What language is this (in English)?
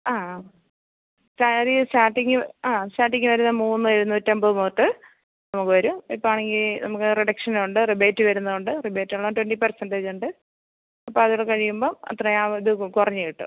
Malayalam